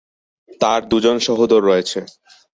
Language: Bangla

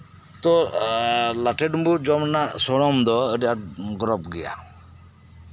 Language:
Santali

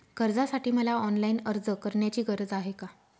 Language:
Marathi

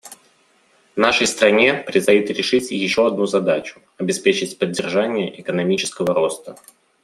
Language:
Russian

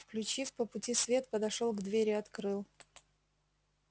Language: Russian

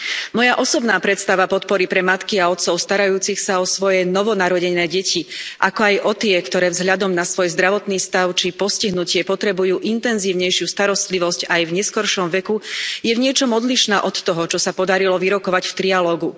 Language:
Slovak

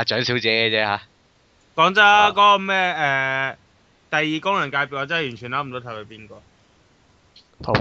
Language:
Chinese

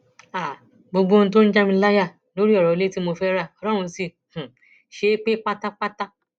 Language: Yoruba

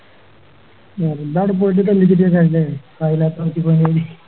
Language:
Malayalam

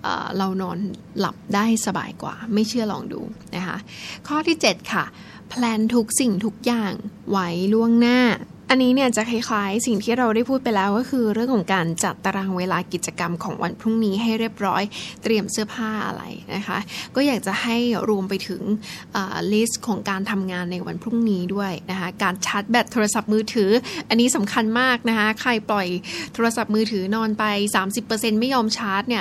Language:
Thai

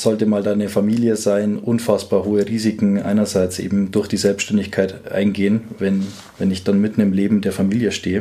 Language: German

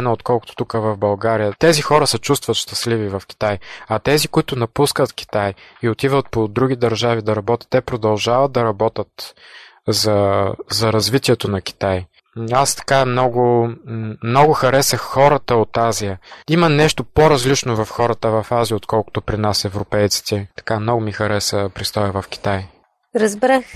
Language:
Bulgarian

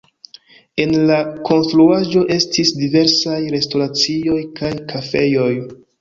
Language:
Esperanto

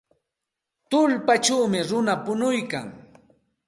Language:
Santa Ana de Tusi Pasco Quechua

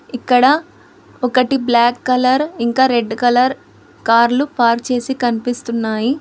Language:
Telugu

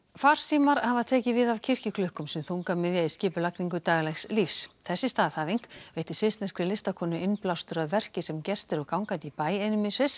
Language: Icelandic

